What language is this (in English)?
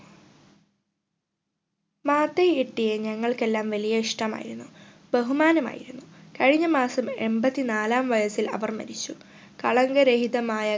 Malayalam